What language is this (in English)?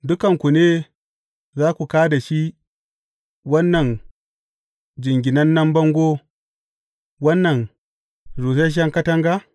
Hausa